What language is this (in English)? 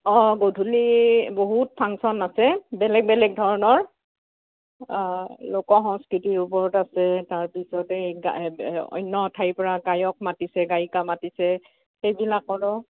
Assamese